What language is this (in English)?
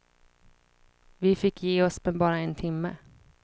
Swedish